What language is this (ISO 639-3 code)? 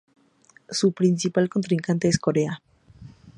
spa